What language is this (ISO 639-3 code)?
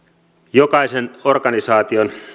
fin